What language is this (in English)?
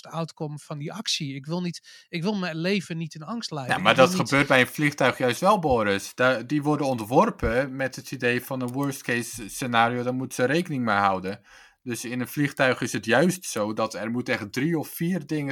Dutch